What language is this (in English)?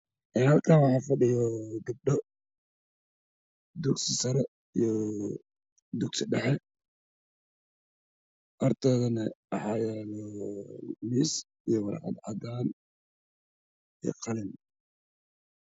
Somali